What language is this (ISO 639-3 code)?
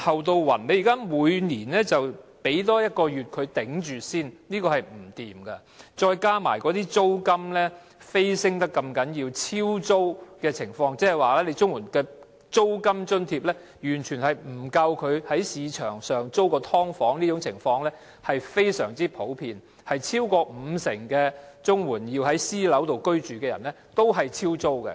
yue